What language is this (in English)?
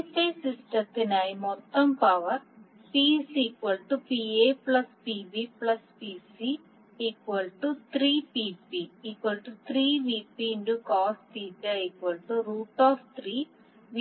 Malayalam